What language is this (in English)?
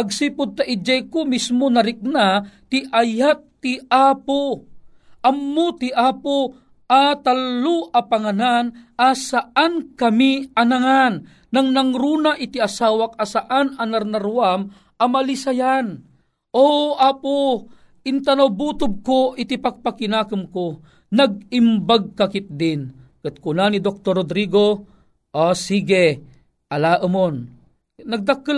Filipino